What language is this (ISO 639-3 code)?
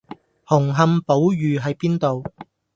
yue